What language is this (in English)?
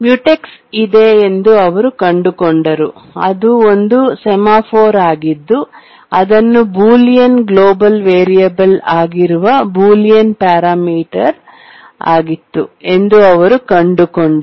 Kannada